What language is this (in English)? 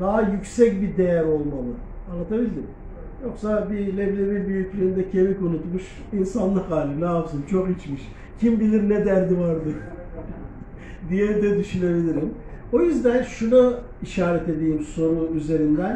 Turkish